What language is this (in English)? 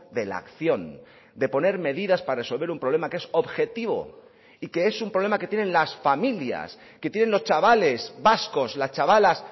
Spanish